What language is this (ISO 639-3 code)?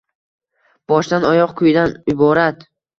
uzb